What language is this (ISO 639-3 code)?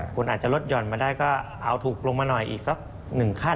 tha